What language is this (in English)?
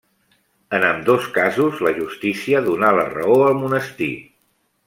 Catalan